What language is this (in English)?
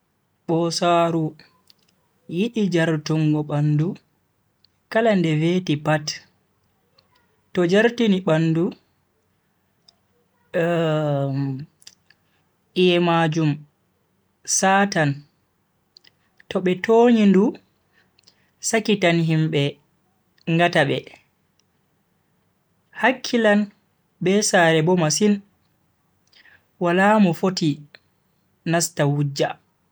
Bagirmi Fulfulde